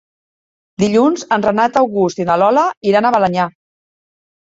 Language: Catalan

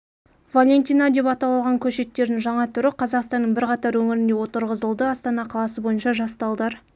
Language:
Kazakh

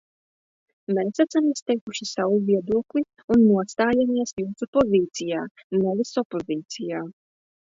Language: Latvian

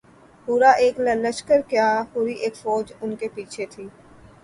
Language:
Urdu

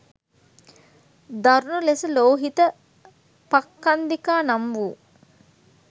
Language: Sinhala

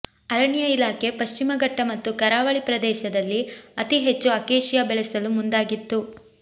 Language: Kannada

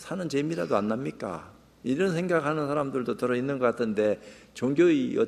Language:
Korean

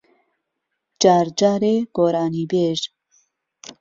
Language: Central Kurdish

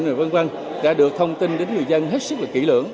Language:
Vietnamese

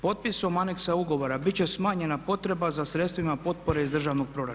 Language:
Croatian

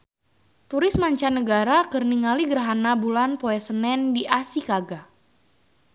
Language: Sundanese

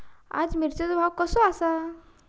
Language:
Marathi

